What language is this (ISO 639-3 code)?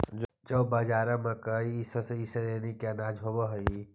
mag